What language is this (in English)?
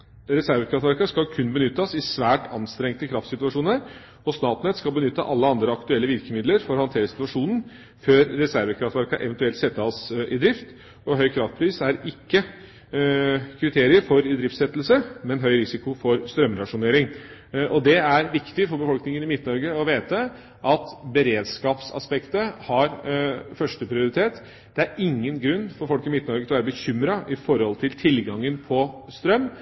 Norwegian Bokmål